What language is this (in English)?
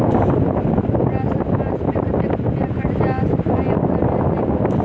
Maithili